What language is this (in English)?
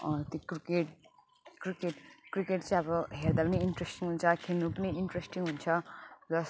Nepali